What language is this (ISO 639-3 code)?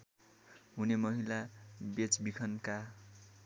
nep